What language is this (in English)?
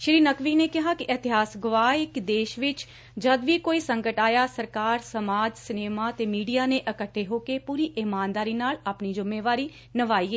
Punjabi